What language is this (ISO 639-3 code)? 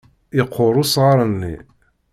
kab